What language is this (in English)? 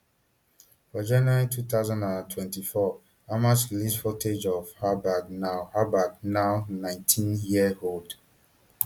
Nigerian Pidgin